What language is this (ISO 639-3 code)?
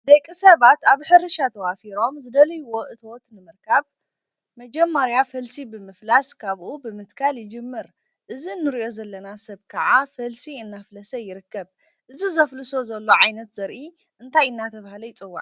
tir